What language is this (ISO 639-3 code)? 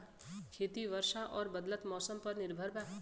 bho